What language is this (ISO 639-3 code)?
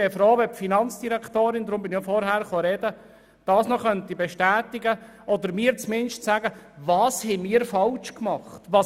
gsw